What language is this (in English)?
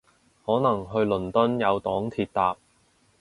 Cantonese